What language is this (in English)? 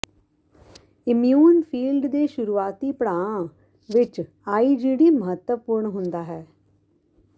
Punjabi